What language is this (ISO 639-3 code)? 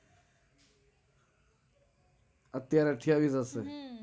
guj